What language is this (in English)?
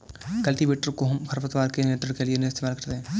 Hindi